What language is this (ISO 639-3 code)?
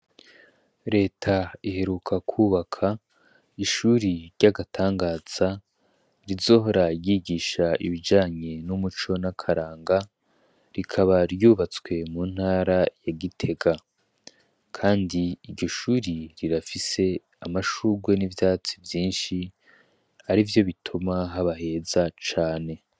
run